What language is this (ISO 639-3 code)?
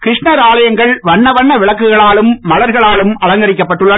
tam